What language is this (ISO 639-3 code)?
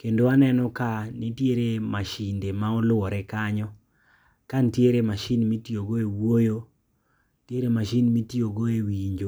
luo